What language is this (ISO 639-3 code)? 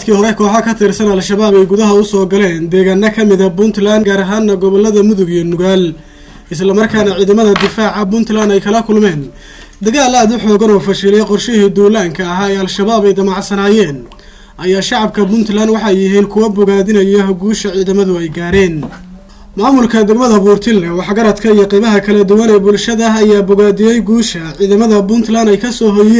ara